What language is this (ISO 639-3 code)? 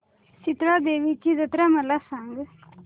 mar